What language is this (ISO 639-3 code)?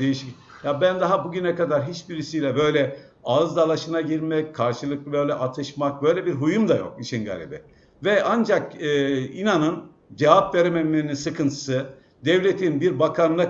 tur